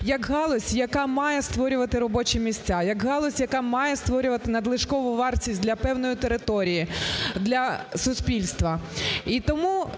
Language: Ukrainian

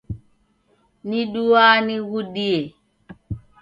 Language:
Taita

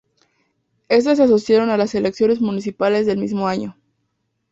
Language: Spanish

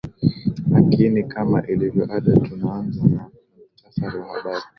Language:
Swahili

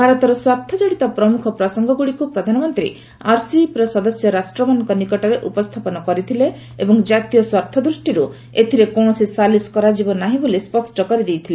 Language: Odia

